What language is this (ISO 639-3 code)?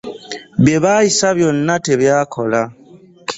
lug